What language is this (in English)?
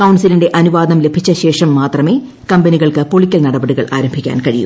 Malayalam